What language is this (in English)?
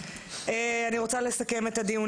Hebrew